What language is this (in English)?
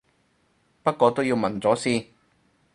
Cantonese